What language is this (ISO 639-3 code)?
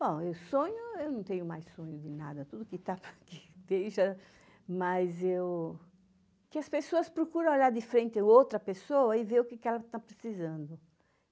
por